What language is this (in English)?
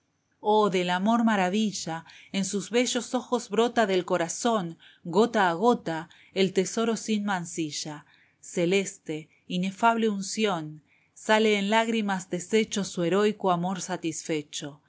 Spanish